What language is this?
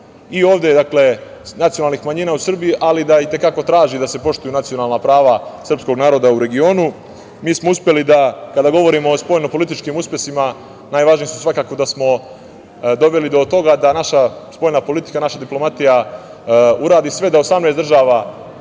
Serbian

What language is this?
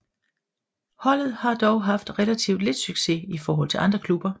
Danish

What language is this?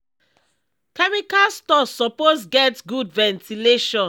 Nigerian Pidgin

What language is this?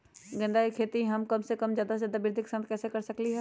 Magahi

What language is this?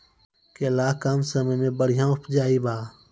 Maithili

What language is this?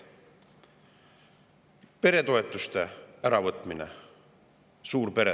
Estonian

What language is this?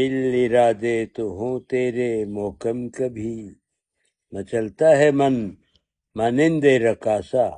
Urdu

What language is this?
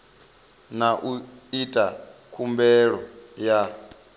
Venda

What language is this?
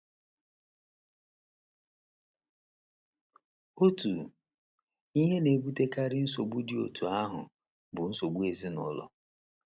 Igbo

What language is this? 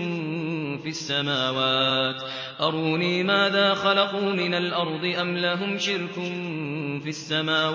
Arabic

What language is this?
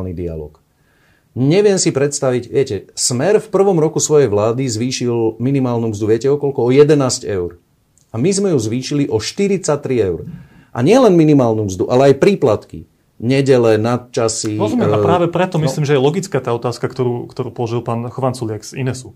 Slovak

